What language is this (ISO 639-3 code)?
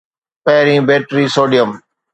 snd